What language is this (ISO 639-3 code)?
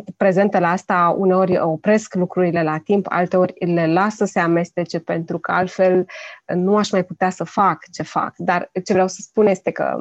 ron